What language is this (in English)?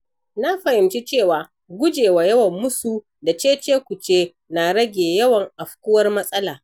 Hausa